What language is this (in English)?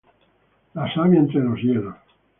Spanish